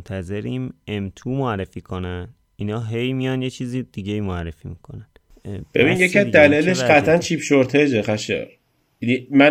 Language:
Persian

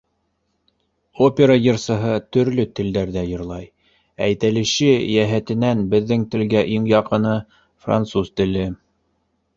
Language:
Bashkir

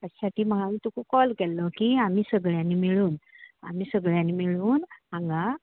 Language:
Konkani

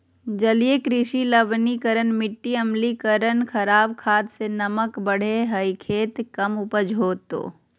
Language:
Magahi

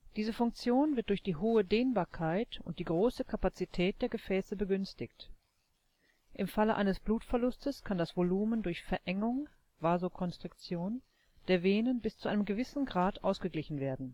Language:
German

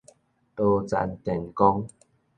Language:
Min Nan Chinese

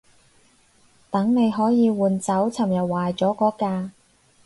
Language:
Cantonese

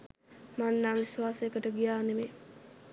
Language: Sinhala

